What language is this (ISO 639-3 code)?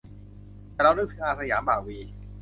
tha